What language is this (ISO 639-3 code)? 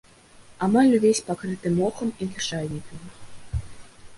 bel